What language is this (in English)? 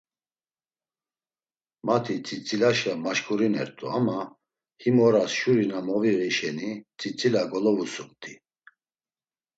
Laz